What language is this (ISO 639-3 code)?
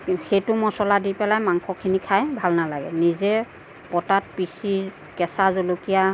asm